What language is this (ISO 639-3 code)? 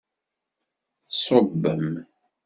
kab